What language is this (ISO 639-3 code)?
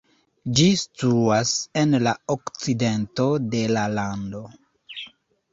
epo